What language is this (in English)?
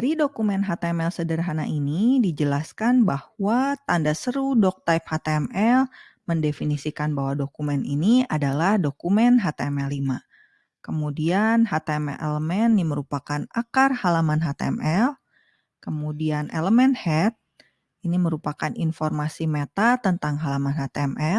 Indonesian